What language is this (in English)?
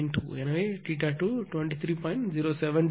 Tamil